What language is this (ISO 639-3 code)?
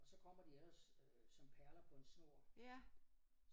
dan